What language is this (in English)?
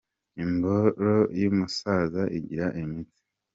Kinyarwanda